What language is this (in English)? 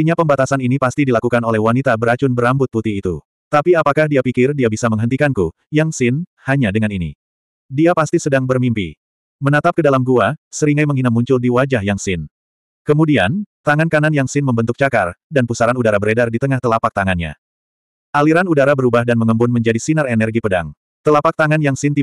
Indonesian